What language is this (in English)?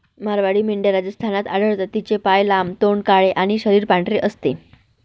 Marathi